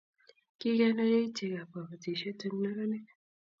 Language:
Kalenjin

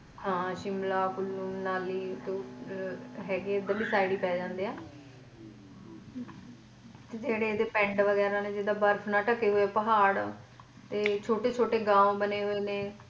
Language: Punjabi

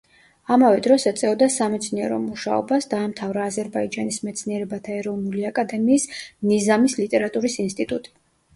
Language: Georgian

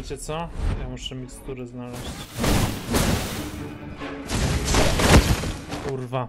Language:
Polish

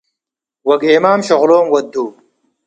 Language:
Tigre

